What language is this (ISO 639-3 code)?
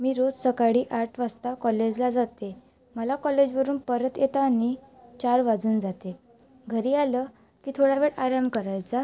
mar